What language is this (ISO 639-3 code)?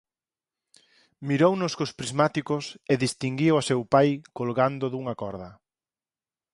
glg